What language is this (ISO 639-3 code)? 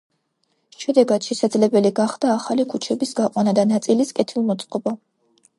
kat